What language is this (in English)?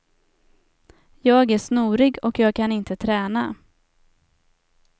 Swedish